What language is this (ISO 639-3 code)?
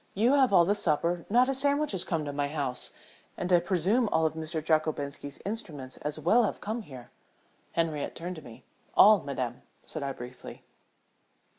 eng